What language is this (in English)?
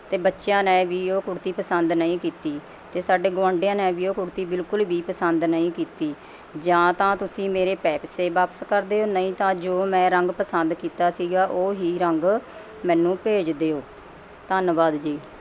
Punjabi